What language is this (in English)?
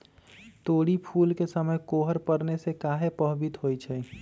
Magahi